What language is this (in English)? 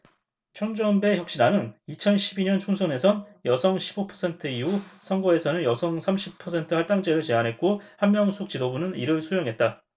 Korean